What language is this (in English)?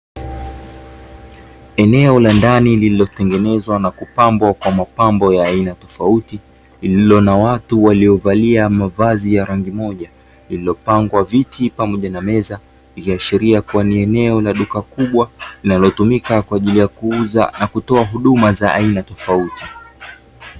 Swahili